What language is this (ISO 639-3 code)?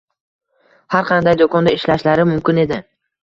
uzb